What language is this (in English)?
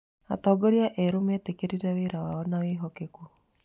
Kikuyu